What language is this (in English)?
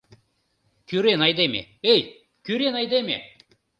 Mari